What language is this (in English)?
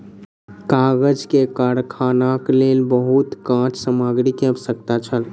Maithili